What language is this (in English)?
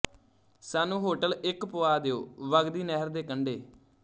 Punjabi